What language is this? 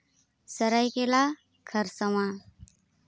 Santali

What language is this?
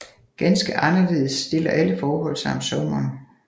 Danish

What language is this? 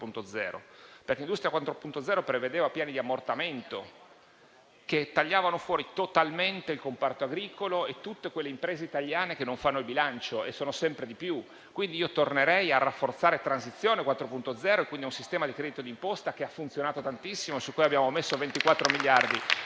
Italian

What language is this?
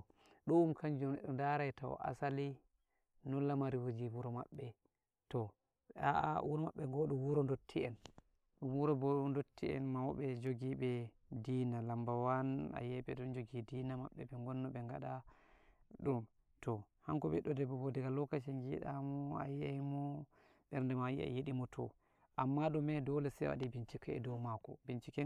Nigerian Fulfulde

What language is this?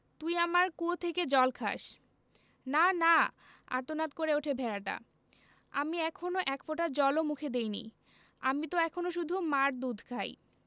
Bangla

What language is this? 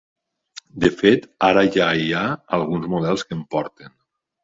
Catalan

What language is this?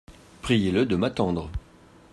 French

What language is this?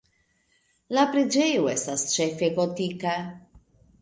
Esperanto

